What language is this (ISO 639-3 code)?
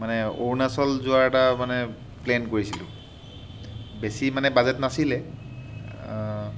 asm